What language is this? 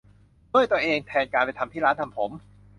Thai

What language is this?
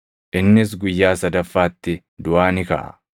Oromo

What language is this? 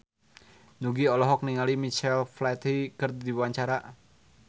Sundanese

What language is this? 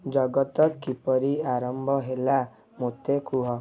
Odia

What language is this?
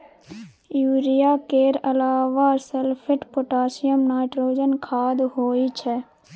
Maithili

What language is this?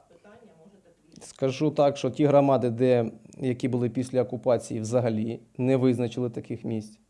Ukrainian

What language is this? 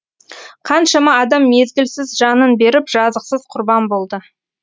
Kazakh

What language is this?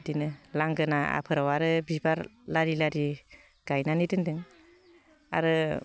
Bodo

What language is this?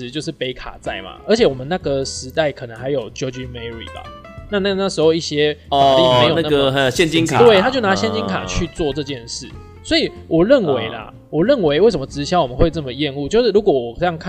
Chinese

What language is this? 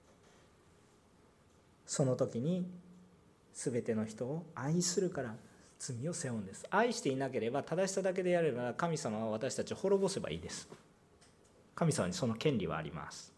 Japanese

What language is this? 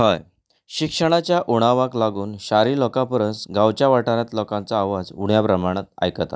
Konkani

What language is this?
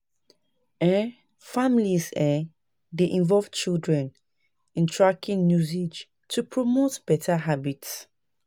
Nigerian Pidgin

